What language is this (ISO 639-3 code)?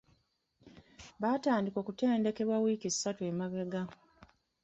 lug